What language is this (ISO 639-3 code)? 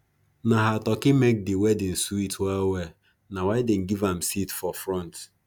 pcm